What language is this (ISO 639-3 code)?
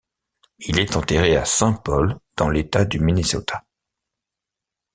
fra